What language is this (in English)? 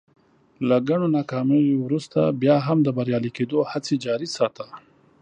Pashto